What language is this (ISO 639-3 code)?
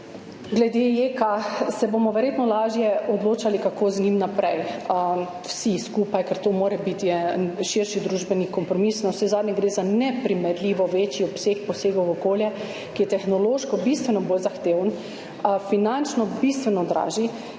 slv